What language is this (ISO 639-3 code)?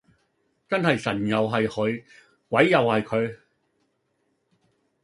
yue